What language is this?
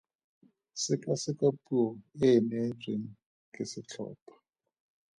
Tswana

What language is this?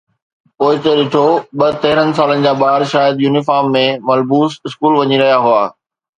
Sindhi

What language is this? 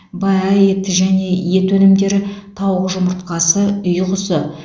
Kazakh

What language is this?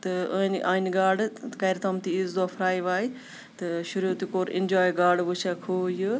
Kashmiri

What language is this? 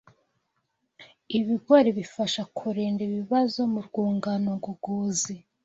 Kinyarwanda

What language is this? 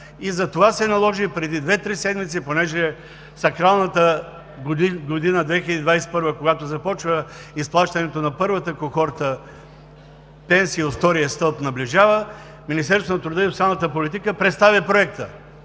Bulgarian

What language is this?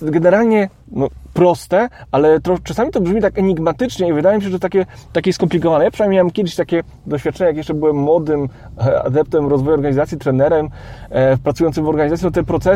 Polish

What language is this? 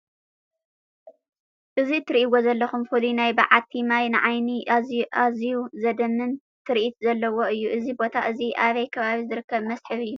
Tigrinya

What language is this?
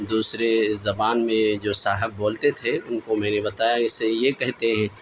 Urdu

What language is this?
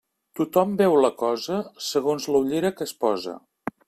Catalan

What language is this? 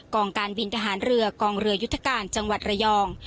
Thai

